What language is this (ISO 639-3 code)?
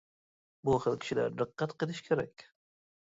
uig